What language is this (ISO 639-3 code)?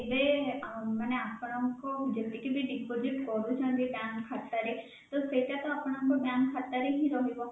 ori